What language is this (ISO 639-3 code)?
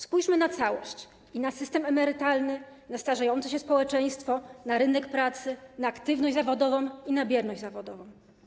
pol